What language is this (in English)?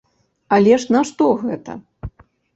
Belarusian